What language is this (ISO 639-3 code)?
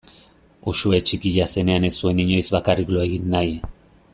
eus